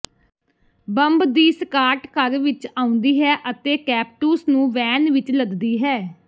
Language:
Punjabi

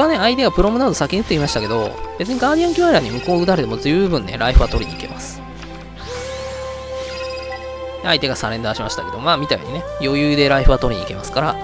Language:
Japanese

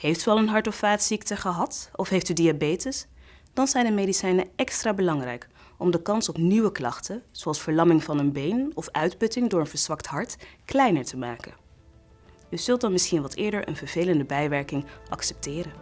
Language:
Dutch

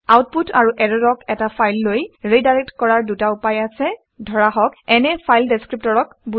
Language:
Assamese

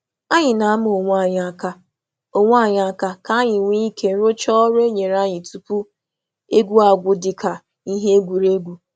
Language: Igbo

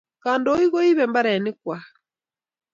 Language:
Kalenjin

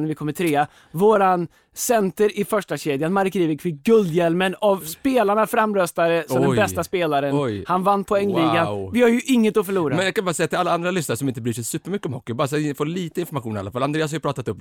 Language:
Swedish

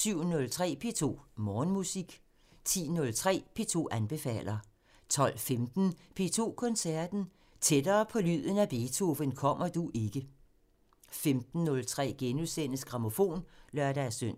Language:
Danish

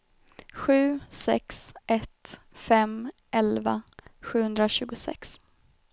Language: Swedish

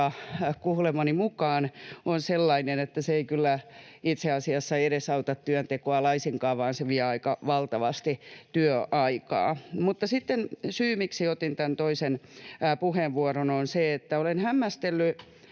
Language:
Finnish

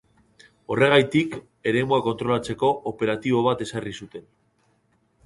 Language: Basque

